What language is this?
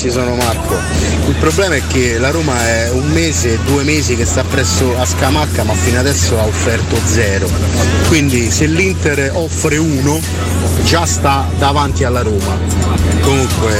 Italian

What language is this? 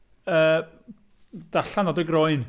Welsh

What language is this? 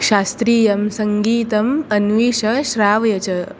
Sanskrit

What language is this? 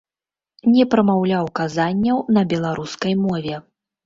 Belarusian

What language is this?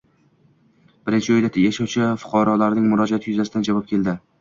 Uzbek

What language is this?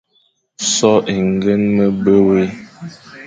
Fang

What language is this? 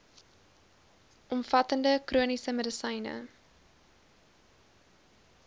Afrikaans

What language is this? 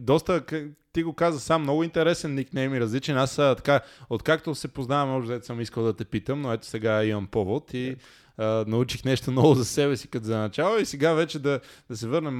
Bulgarian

